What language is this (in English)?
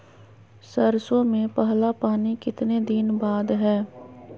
Magahi